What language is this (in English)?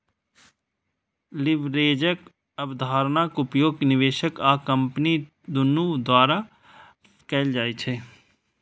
Maithili